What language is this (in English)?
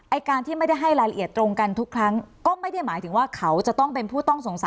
Thai